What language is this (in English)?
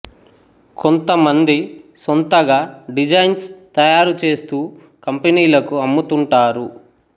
Telugu